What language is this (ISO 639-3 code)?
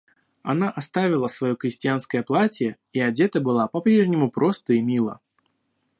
rus